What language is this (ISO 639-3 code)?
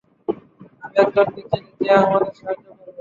ben